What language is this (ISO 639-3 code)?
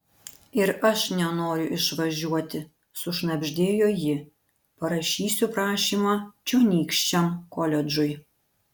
lit